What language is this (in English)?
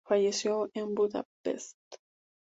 Spanish